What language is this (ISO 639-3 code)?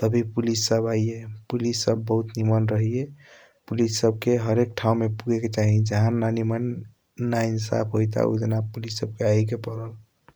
thq